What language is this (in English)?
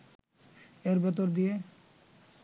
Bangla